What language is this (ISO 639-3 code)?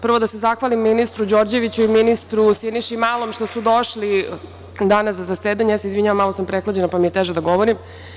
srp